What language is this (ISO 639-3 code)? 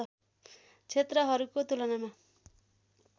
nep